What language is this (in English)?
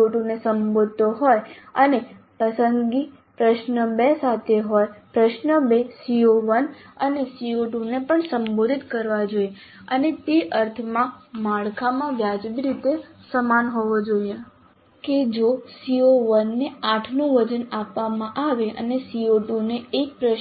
Gujarati